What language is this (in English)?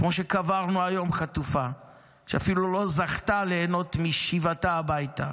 Hebrew